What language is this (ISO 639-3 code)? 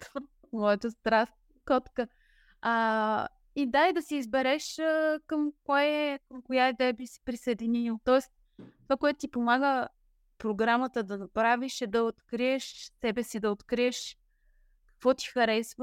bul